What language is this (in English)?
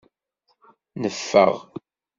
Kabyle